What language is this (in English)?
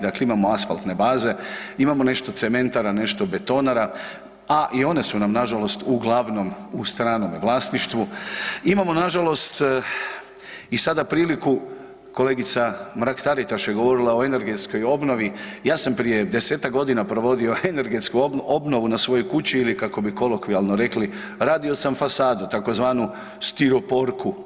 Croatian